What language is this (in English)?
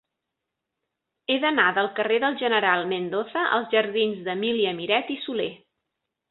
Catalan